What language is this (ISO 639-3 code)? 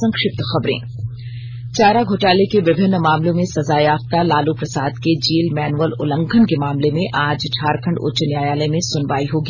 hin